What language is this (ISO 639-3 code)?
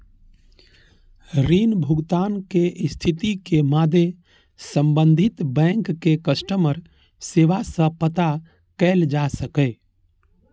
mai